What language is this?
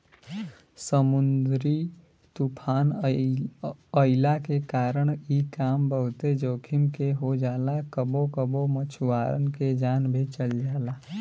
Bhojpuri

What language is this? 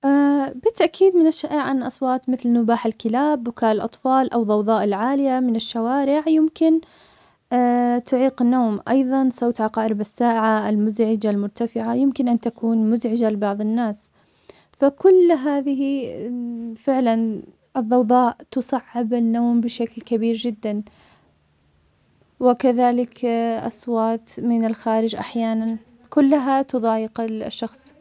Omani Arabic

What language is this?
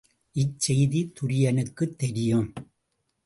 Tamil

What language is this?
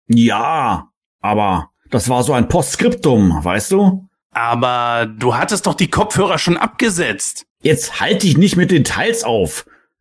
German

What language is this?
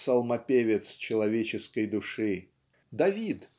Russian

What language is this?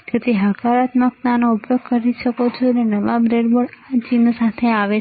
Gujarati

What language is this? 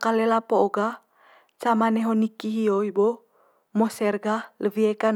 Manggarai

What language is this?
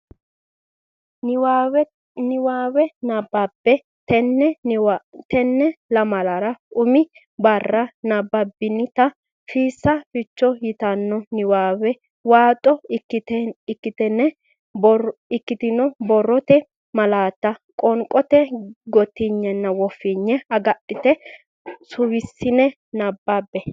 Sidamo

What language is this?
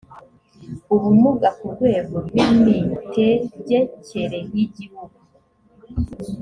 Kinyarwanda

